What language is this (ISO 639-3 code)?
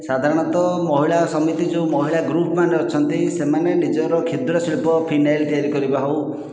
ori